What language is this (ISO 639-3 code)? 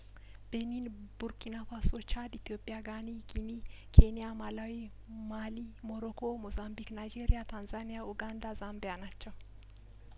amh